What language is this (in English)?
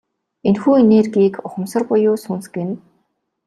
Mongolian